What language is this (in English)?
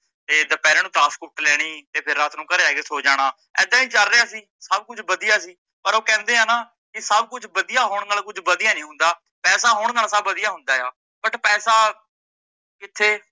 Punjabi